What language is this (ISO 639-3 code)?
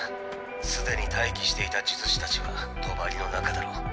jpn